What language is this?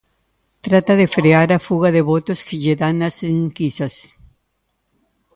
Galician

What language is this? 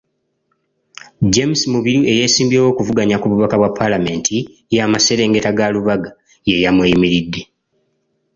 Ganda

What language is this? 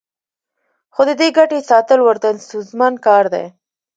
Pashto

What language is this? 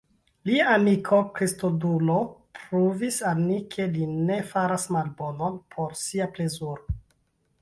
Esperanto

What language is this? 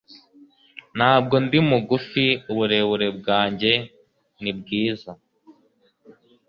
Kinyarwanda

